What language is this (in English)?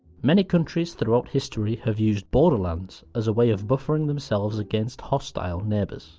English